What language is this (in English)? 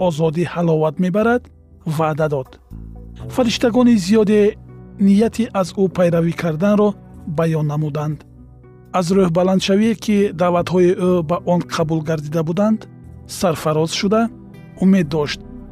Persian